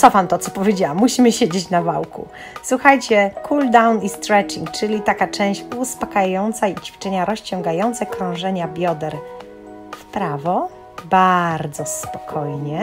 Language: Polish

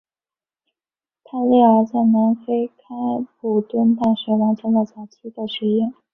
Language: Chinese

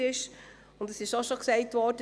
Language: Swiss German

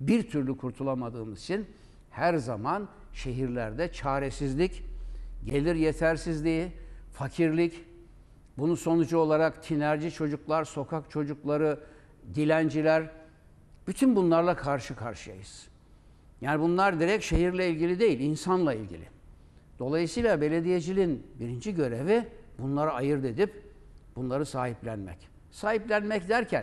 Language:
Turkish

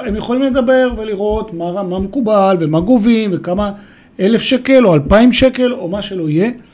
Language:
Hebrew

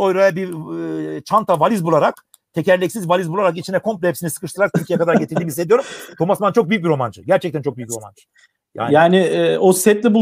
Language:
Turkish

